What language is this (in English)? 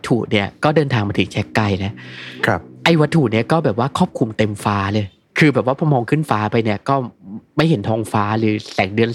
Thai